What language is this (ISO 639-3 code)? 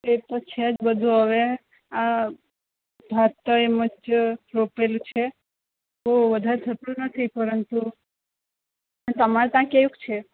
guj